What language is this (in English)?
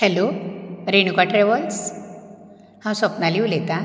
Konkani